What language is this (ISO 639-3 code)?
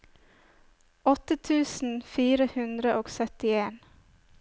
nor